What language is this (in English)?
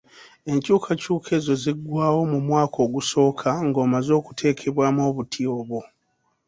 Ganda